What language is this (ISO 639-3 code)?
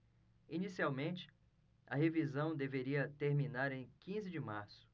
por